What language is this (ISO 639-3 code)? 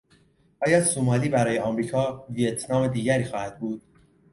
fas